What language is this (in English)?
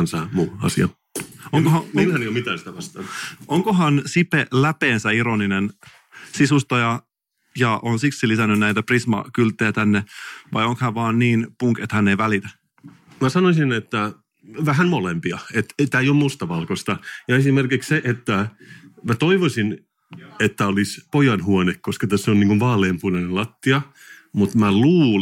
Finnish